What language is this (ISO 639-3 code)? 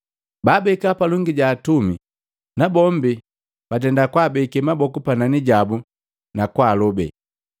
mgv